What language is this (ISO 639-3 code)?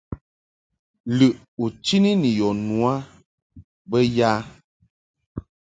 mhk